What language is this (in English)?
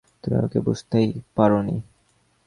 Bangla